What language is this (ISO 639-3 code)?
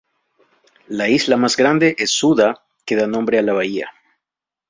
spa